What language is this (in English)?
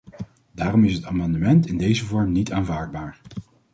Dutch